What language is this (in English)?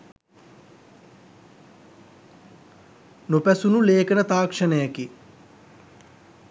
Sinhala